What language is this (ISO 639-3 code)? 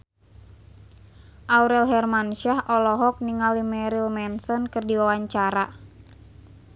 sun